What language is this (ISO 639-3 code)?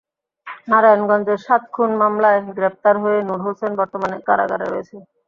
ben